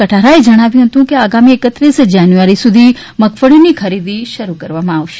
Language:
Gujarati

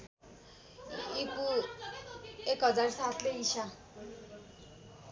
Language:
Nepali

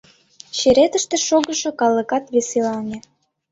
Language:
Mari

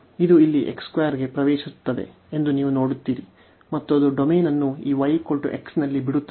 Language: Kannada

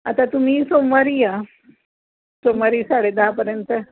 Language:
Marathi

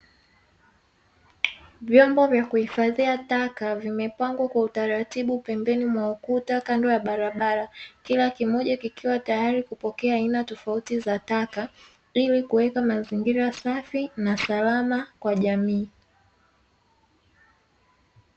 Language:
Swahili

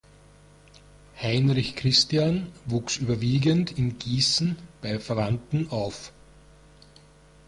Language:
German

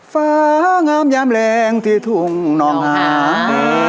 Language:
Thai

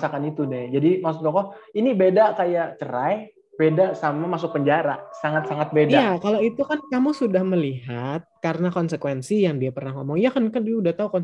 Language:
Indonesian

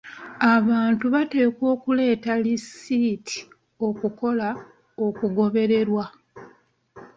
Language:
Ganda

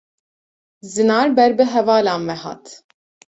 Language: Kurdish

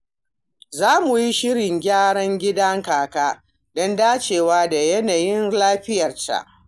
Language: Hausa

